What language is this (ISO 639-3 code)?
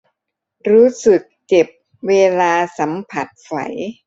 tha